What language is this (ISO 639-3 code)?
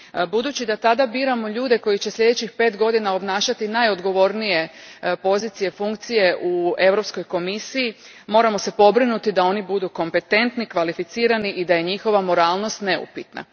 hrv